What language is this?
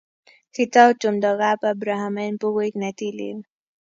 Kalenjin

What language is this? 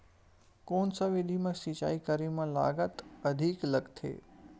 Chhattisgarhi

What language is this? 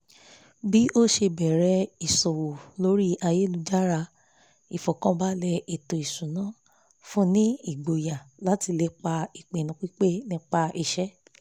Yoruba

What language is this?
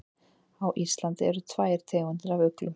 Icelandic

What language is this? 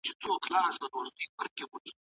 Pashto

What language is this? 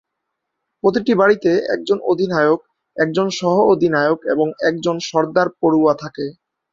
Bangla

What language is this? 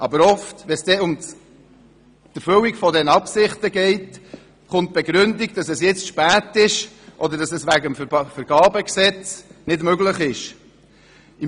Swiss German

